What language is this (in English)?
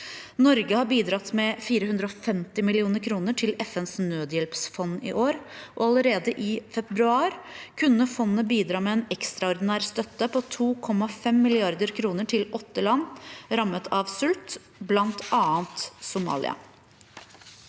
Norwegian